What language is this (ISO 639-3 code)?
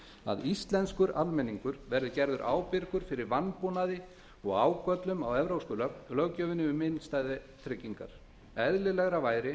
isl